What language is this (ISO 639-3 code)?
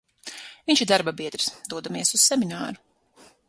lav